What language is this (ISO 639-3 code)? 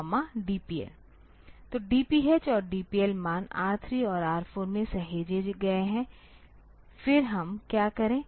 hin